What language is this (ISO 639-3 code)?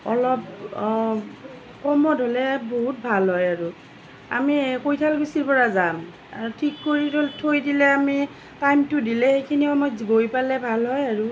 asm